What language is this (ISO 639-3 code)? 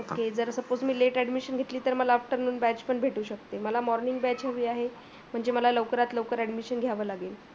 mar